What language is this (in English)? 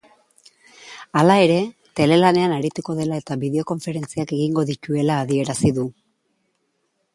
Basque